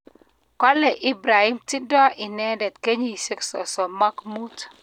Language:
Kalenjin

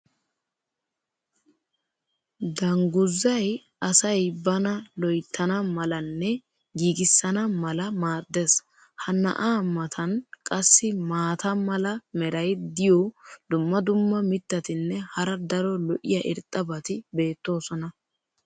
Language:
Wolaytta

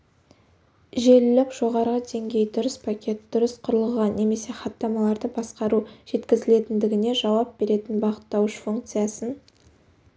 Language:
Kazakh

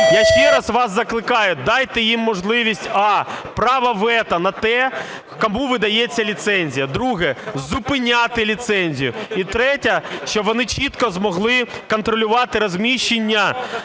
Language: Ukrainian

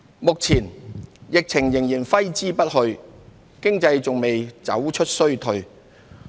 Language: Cantonese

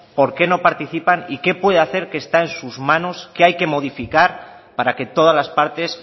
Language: Spanish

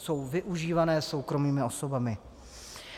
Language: Czech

